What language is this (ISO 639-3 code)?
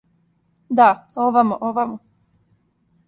srp